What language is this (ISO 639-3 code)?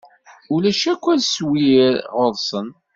kab